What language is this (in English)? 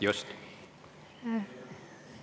Estonian